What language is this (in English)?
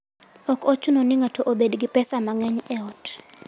Luo (Kenya and Tanzania)